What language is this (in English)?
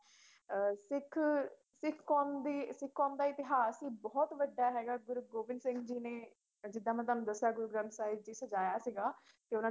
Punjabi